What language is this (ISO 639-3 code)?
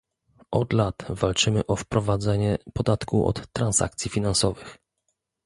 pol